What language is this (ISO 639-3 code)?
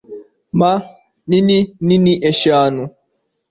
kin